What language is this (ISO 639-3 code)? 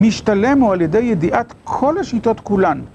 heb